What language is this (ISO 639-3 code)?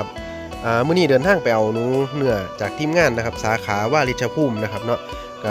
tha